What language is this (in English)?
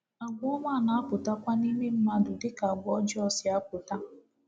Igbo